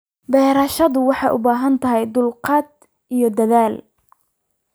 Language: Somali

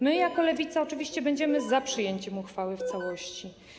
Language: Polish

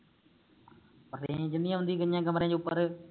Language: Punjabi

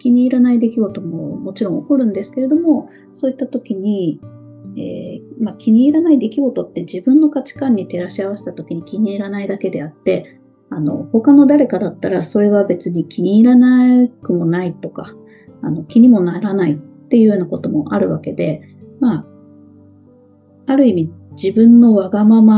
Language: Japanese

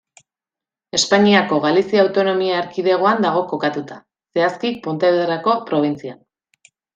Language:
Basque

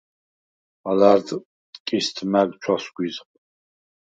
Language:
Svan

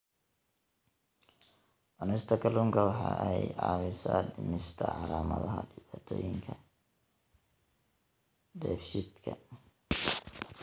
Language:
Somali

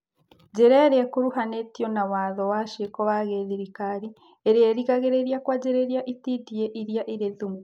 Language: Kikuyu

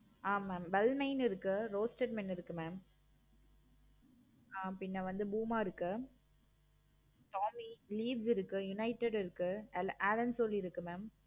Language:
Tamil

